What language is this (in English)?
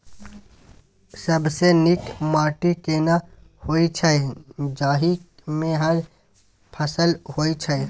Maithili